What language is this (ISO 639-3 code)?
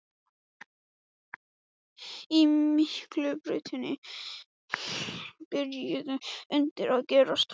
isl